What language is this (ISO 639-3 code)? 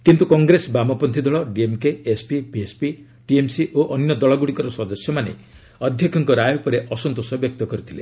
ori